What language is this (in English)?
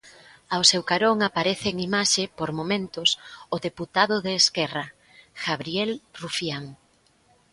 Galician